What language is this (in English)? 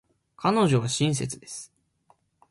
Japanese